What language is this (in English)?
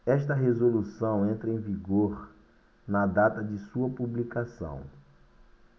Portuguese